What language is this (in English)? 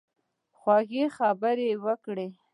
Pashto